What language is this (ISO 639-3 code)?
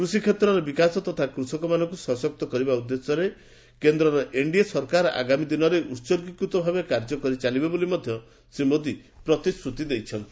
ori